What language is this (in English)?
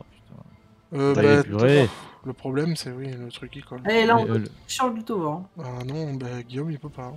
French